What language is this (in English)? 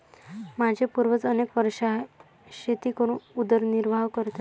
Marathi